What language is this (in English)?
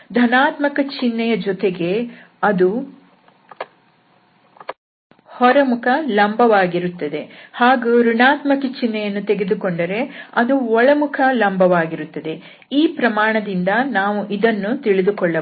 Kannada